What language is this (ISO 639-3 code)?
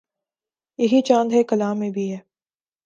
urd